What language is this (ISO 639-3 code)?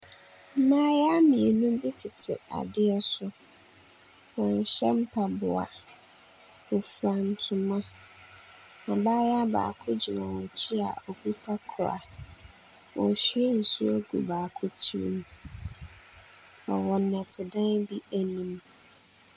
aka